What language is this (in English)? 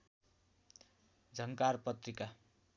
Nepali